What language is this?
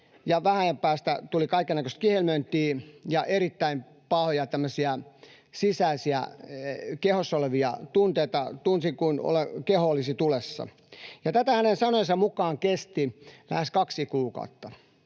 Finnish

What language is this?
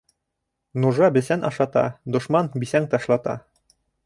Bashkir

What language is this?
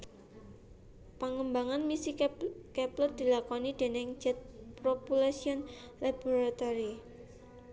Javanese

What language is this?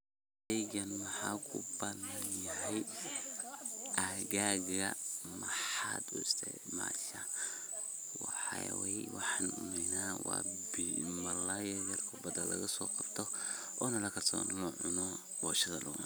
Somali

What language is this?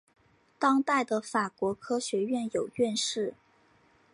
Chinese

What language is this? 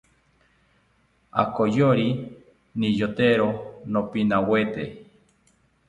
South Ucayali Ashéninka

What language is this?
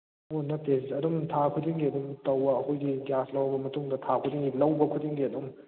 Manipuri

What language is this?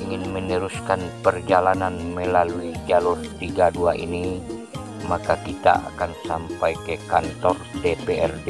Indonesian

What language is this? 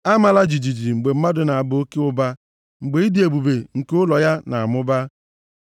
Igbo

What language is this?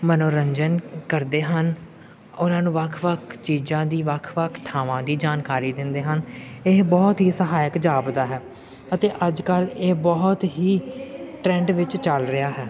Punjabi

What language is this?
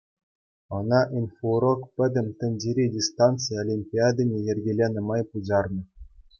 Chuvash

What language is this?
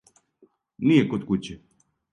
Serbian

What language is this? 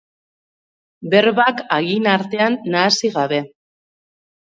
Basque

